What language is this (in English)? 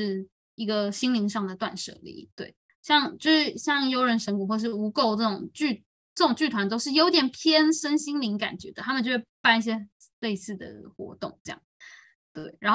Chinese